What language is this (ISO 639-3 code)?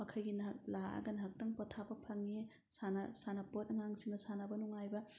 mni